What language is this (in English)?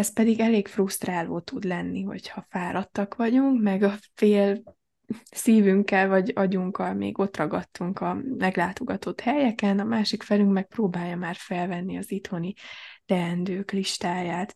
Hungarian